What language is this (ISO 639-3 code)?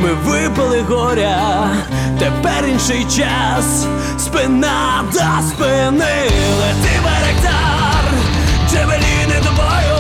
ukr